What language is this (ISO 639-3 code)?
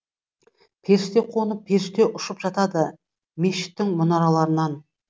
kaz